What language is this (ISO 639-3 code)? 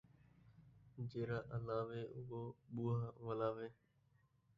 skr